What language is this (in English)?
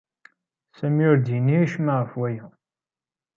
Kabyle